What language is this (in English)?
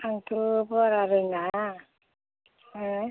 Bodo